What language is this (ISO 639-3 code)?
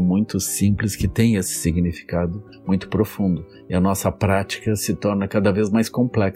por